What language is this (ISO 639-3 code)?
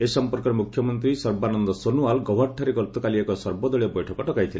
ori